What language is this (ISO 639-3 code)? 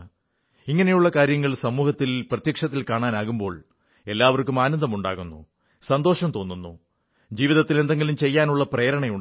mal